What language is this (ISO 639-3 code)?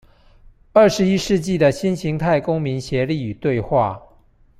zho